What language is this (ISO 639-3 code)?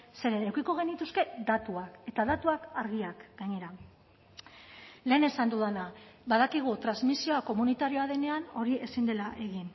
eus